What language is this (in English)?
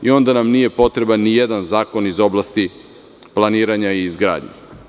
Serbian